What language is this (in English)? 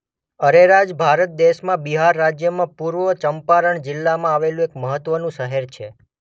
Gujarati